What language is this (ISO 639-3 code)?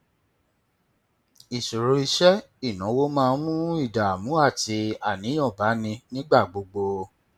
yor